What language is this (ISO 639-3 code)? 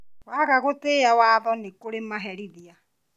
kik